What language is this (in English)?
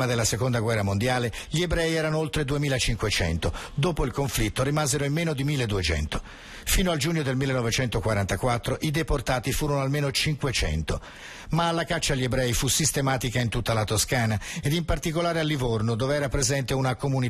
Italian